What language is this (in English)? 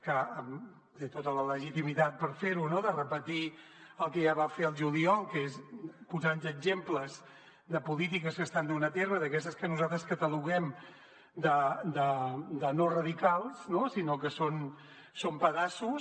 Catalan